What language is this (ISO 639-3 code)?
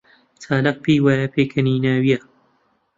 ckb